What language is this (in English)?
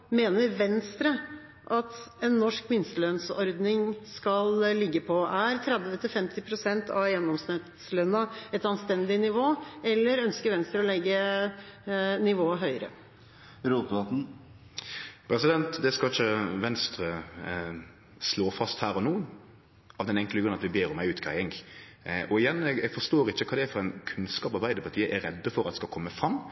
Norwegian